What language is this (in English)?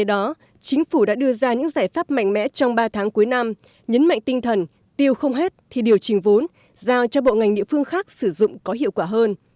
Vietnamese